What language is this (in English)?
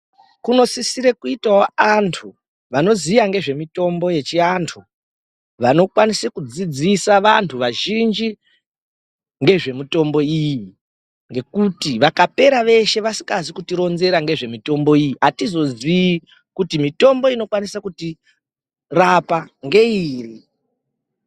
Ndau